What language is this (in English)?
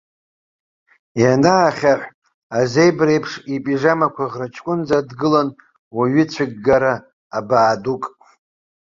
Abkhazian